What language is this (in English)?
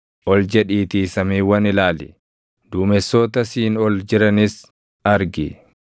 Oromo